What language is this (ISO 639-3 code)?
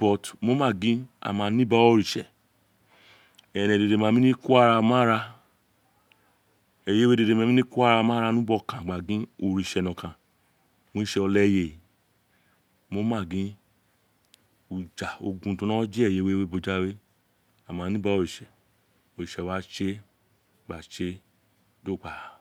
its